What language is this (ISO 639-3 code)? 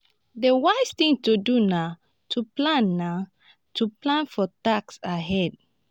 pcm